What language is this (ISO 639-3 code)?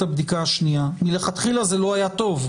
heb